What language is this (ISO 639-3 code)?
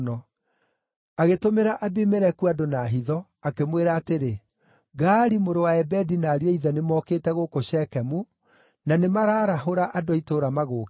kik